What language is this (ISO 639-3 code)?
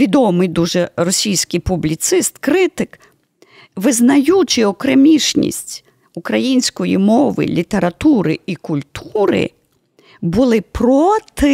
ukr